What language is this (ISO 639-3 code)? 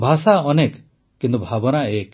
ori